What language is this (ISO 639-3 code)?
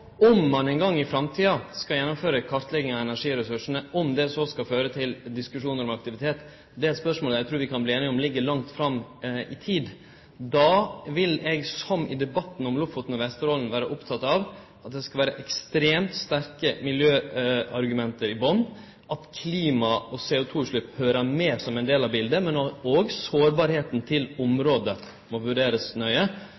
nno